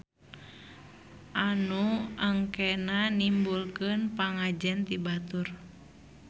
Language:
Sundanese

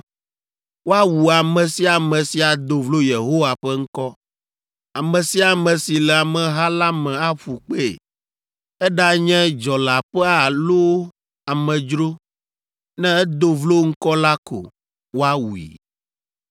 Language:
Ewe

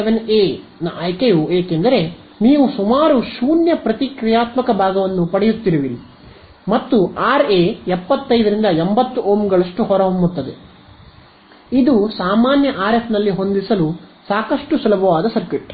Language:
Kannada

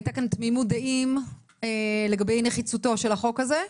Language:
Hebrew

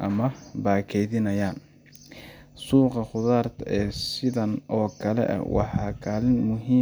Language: Somali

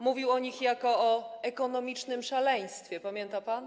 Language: Polish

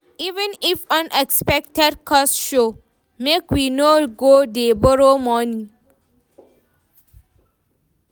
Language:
Nigerian Pidgin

